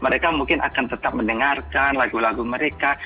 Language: Indonesian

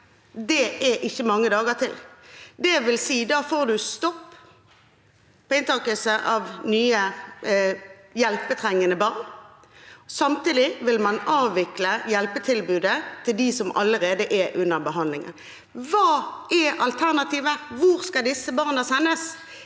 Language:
Norwegian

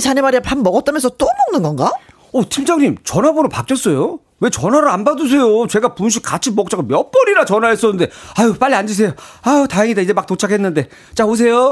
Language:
Korean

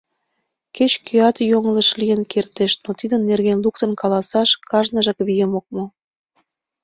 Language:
Mari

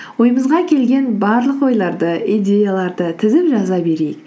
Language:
Kazakh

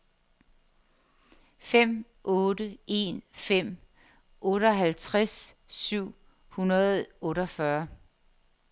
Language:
Danish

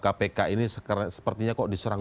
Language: Indonesian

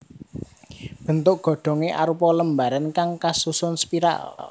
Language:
Javanese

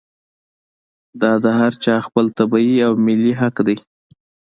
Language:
Pashto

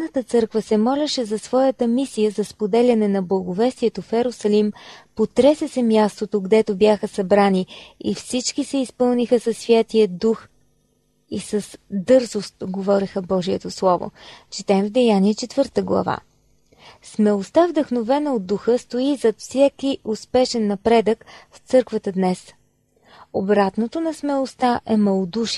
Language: Bulgarian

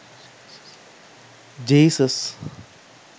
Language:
Sinhala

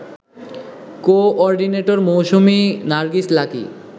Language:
Bangla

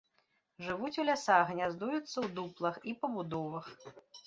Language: Belarusian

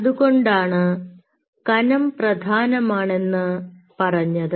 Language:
Malayalam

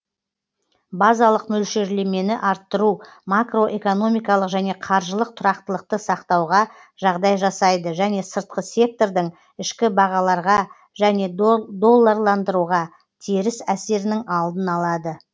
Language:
Kazakh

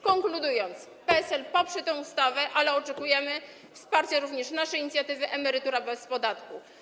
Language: Polish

